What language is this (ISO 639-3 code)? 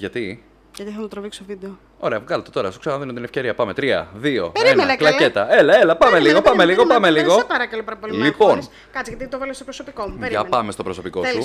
ell